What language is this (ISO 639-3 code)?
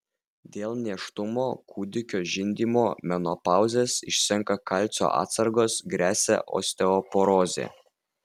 lit